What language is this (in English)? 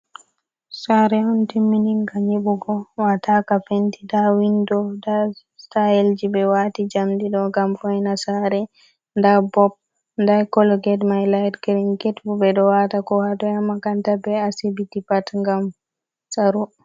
Fula